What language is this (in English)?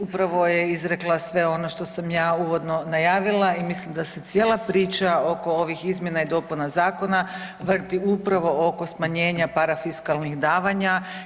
Croatian